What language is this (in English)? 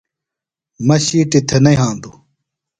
Phalura